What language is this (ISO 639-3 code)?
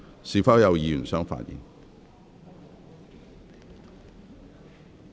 yue